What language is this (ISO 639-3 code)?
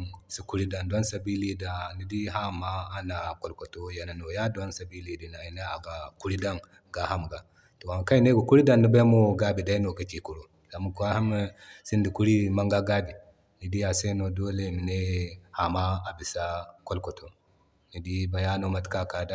dje